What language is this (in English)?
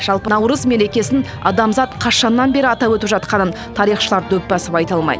Kazakh